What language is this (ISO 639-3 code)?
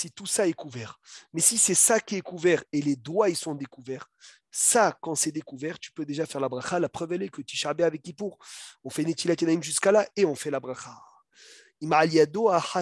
fra